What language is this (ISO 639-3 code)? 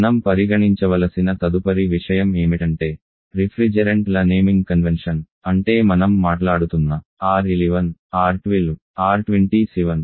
tel